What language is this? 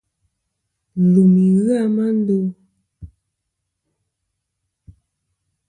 Kom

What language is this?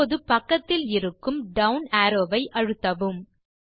Tamil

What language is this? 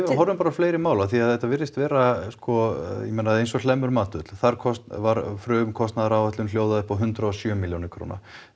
Icelandic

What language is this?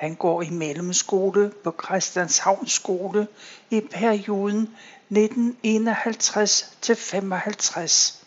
Danish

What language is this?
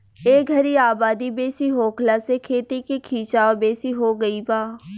Bhojpuri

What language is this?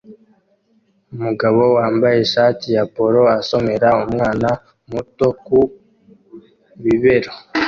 Kinyarwanda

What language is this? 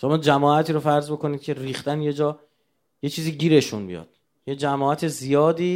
Persian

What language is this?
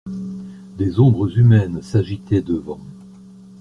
French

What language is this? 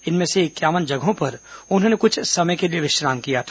Hindi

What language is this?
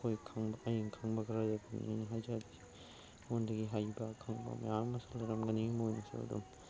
Manipuri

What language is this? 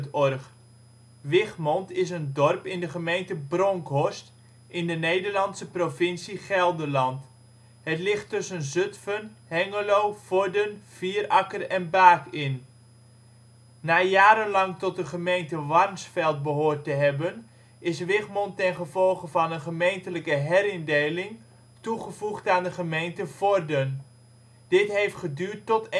Dutch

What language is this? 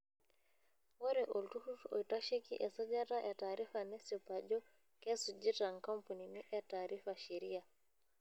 Masai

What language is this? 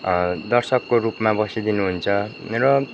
Nepali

